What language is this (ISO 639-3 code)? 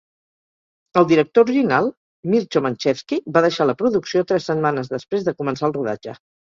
cat